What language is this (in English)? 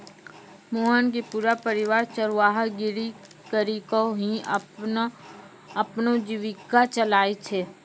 Maithili